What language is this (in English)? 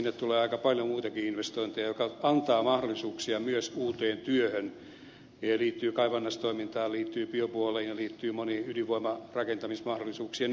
Finnish